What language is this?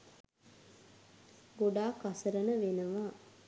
Sinhala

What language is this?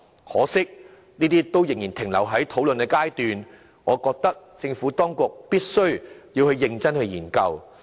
Cantonese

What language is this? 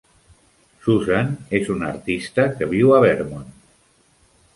Catalan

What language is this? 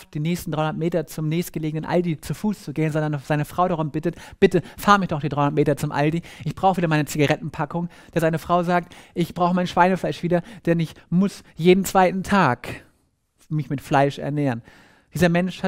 German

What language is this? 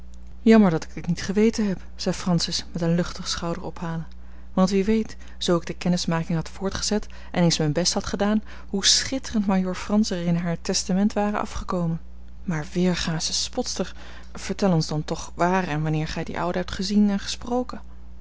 Dutch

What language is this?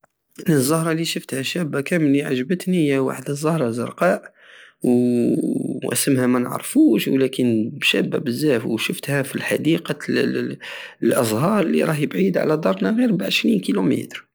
Algerian Saharan Arabic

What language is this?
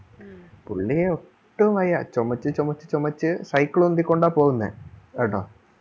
Malayalam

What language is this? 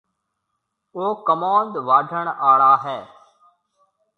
Marwari (Pakistan)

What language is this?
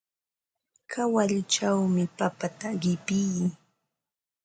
Ambo-Pasco Quechua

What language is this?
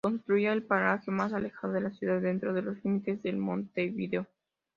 Spanish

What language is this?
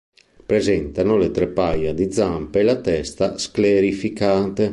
Italian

